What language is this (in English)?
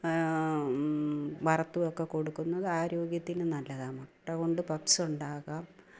Malayalam